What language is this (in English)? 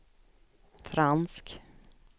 Swedish